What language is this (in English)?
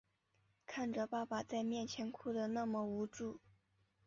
Chinese